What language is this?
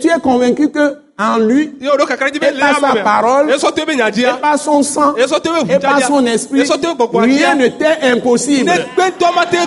French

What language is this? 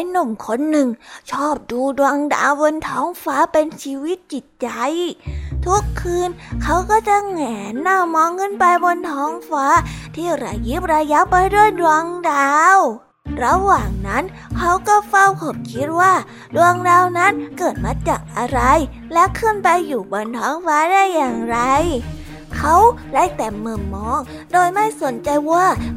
Thai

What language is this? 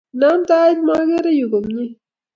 Kalenjin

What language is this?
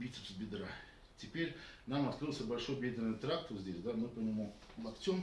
Russian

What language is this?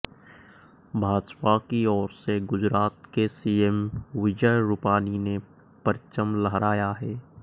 Hindi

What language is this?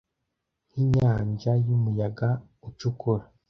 Kinyarwanda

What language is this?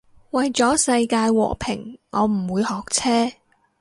Cantonese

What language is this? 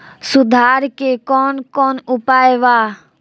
Bhojpuri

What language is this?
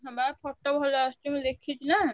Odia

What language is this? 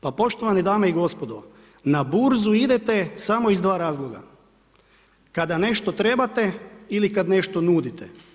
Croatian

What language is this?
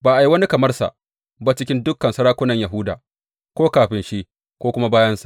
Hausa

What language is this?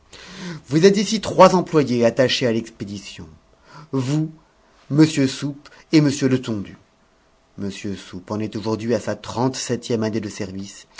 French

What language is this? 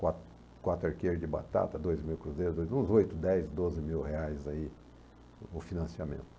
Portuguese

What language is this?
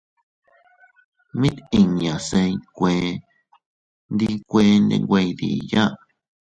Teutila Cuicatec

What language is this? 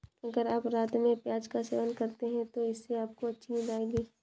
Hindi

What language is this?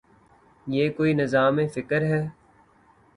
Urdu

